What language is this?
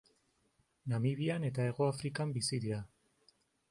Basque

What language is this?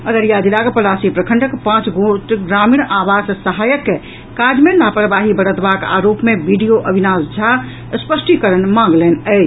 Maithili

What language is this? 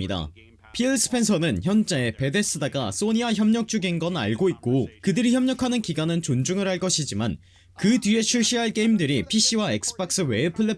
Korean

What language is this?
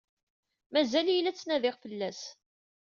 Kabyle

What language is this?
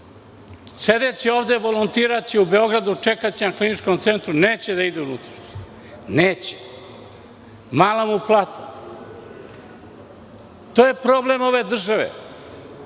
Serbian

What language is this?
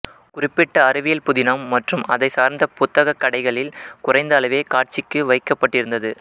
Tamil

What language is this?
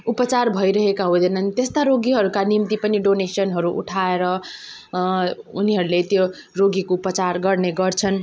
Nepali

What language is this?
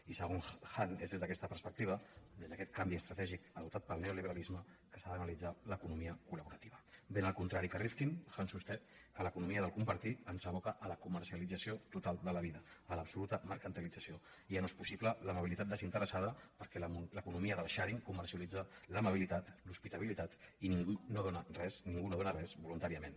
Catalan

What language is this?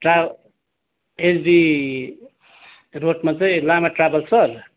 Nepali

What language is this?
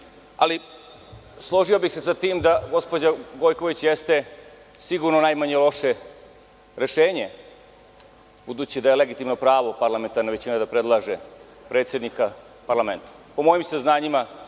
Serbian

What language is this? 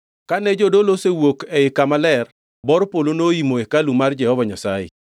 Luo (Kenya and Tanzania)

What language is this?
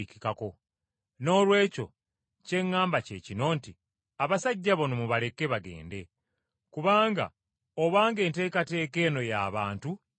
Ganda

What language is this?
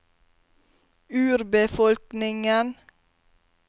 Norwegian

